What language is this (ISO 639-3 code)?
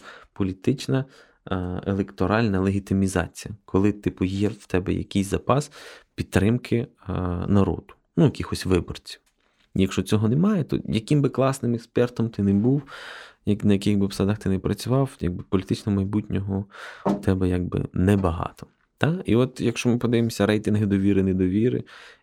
ukr